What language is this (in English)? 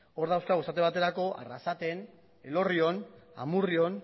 Basque